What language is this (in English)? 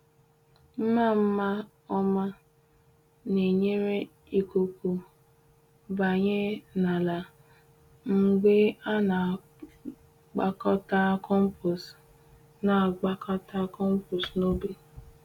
Igbo